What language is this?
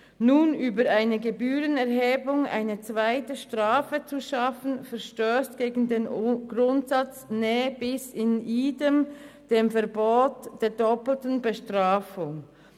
Swiss German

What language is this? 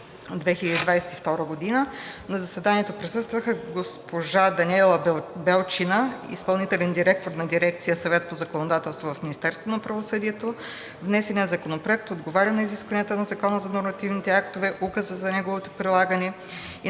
Bulgarian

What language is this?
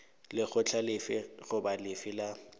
Northern Sotho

